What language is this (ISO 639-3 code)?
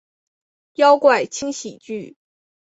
zho